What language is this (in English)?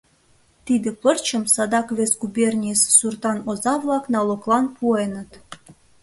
Mari